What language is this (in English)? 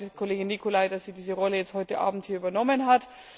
German